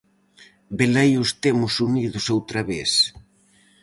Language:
Galician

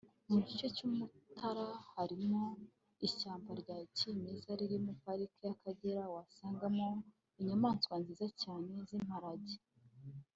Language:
Kinyarwanda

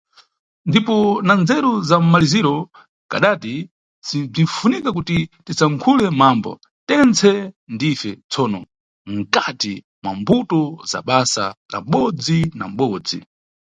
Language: Nyungwe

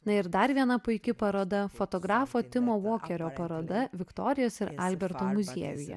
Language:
Lithuanian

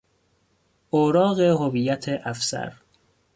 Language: Persian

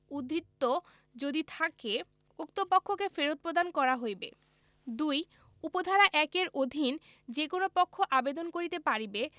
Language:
Bangla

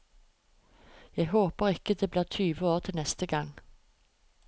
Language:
Norwegian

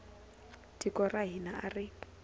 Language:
Tsonga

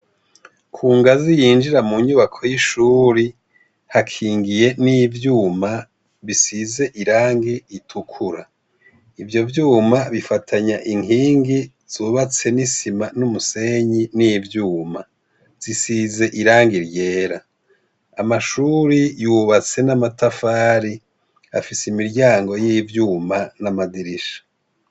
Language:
Rundi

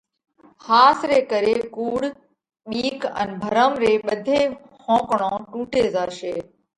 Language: Parkari Koli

